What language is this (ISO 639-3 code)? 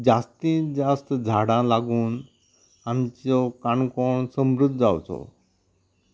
kok